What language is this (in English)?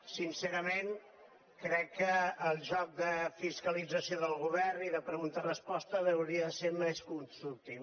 Catalan